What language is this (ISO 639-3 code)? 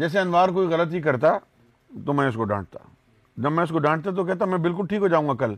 urd